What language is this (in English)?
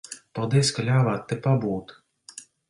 Latvian